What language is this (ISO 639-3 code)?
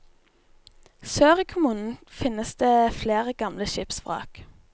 nor